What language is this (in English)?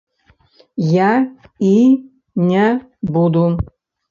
Belarusian